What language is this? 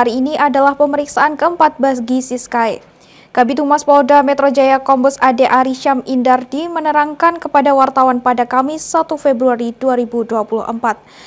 Indonesian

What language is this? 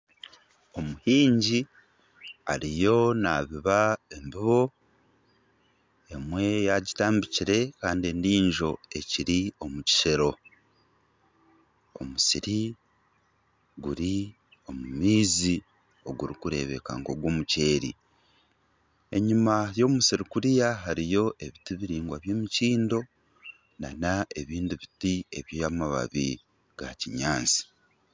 Nyankole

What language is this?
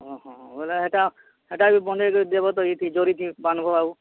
Odia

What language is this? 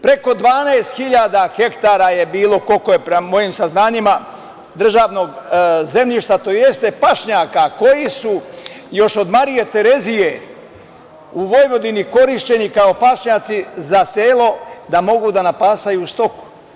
Serbian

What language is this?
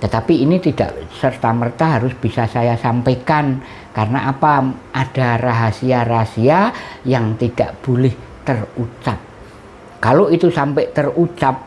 Indonesian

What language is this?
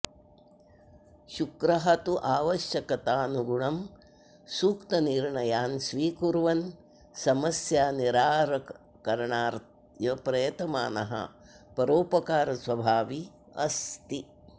Sanskrit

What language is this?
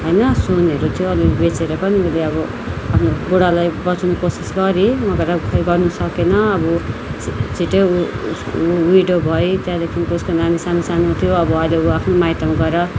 Nepali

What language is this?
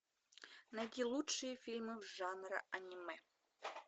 Russian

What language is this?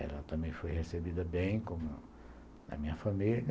Portuguese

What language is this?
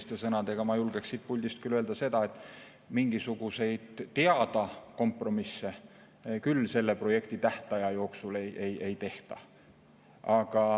Estonian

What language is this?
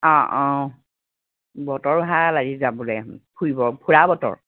Assamese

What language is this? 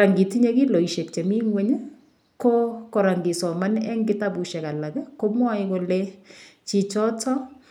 Kalenjin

